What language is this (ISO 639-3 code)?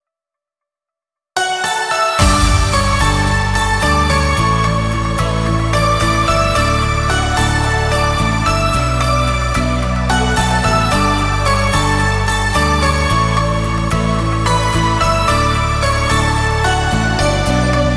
pol